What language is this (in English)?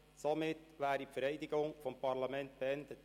Swiss German